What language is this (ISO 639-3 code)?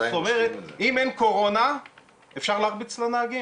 heb